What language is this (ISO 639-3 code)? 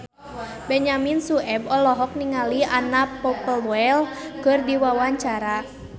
sun